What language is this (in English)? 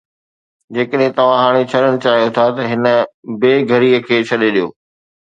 Sindhi